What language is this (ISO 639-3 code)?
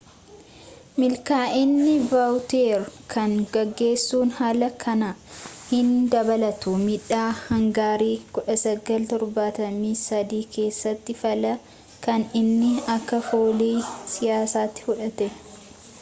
orm